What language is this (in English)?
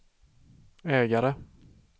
Swedish